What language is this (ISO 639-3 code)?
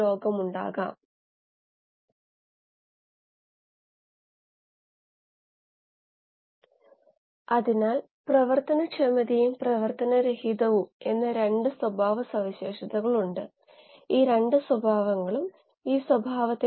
mal